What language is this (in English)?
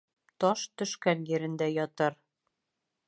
Bashkir